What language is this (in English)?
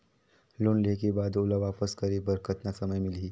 Chhattisgarhi